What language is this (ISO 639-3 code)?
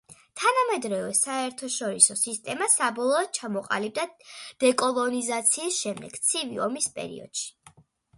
kat